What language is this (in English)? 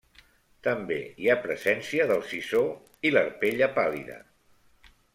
Catalan